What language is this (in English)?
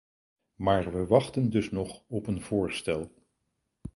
Dutch